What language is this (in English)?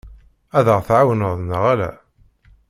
Kabyle